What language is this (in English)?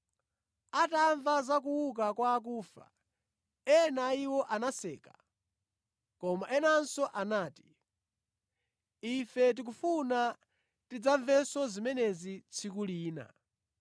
Nyanja